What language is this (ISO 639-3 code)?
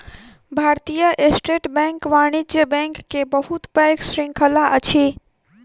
mai